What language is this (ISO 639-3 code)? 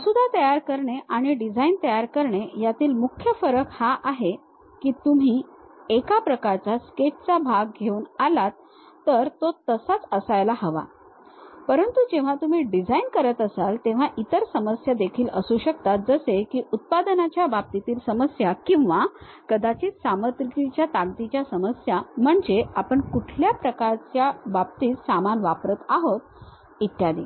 mar